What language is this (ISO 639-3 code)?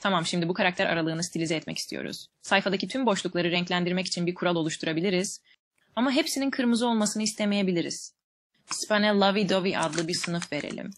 tur